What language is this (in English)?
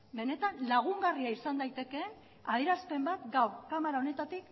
Basque